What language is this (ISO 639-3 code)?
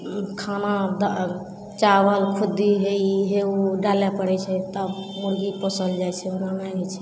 mai